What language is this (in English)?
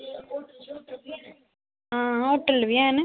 Dogri